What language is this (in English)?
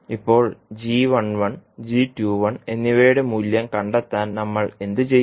Malayalam